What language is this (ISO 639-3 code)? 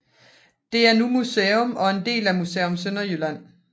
dan